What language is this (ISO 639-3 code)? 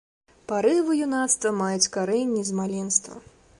bel